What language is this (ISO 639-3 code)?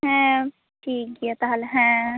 sat